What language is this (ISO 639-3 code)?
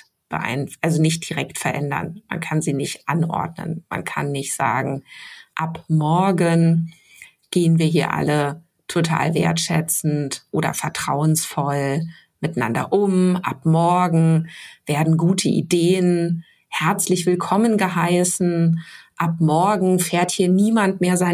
deu